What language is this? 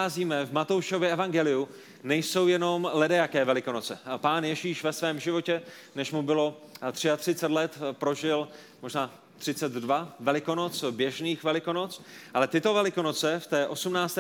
Czech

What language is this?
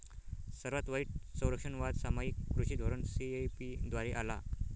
Marathi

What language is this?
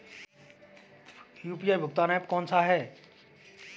Hindi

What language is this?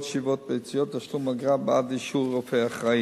Hebrew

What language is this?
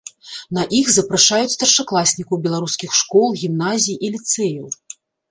Belarusian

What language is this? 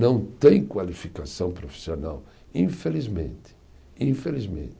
Portuguese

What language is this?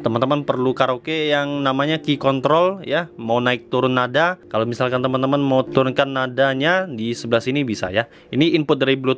Indonesian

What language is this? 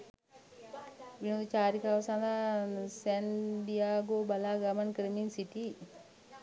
Sinhala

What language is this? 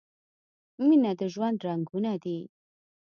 Pashto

